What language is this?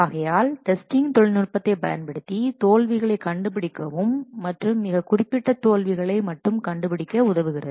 Tamil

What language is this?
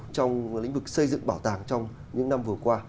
Vietnamese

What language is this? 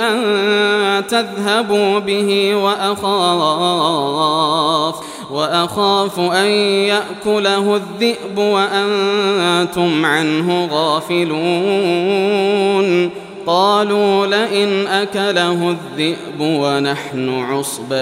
Arabic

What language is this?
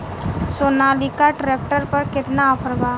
Bhojpuri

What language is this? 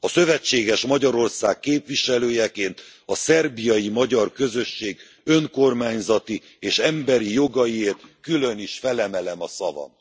Hungarian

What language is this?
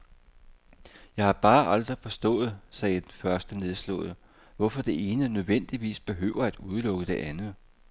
Danish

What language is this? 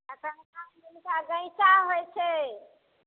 Maithili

